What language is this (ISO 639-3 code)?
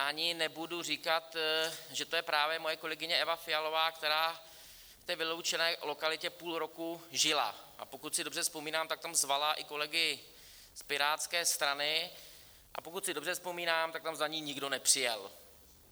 ces